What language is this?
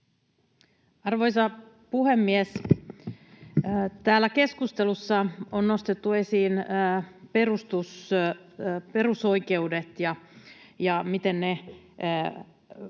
Finnish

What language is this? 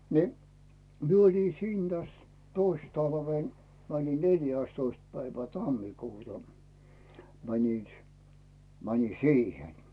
Finnish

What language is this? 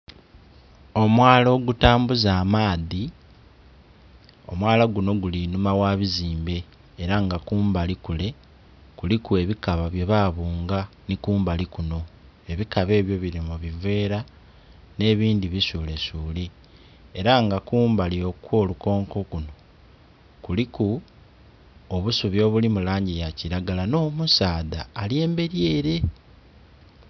Soga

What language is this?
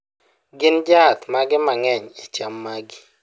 Luo (Kenya and Tanzania)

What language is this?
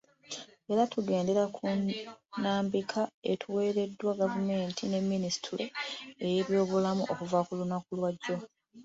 Ganda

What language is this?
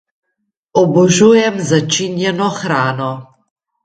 Slovenian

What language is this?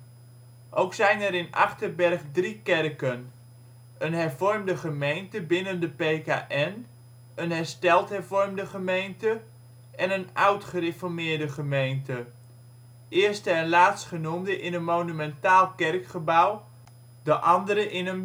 Dutch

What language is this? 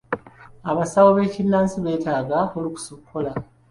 Ganda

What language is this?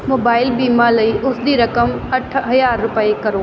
Punjabi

